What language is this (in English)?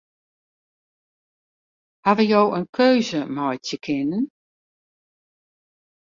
Western Frisian